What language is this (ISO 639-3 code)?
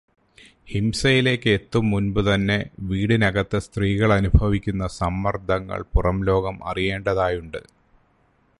mal